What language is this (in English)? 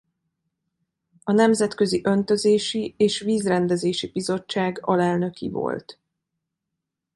Hungarian